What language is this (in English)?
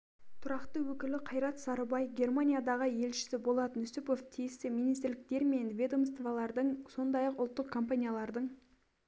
Kazakh